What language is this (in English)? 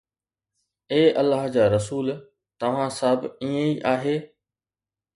Sindhi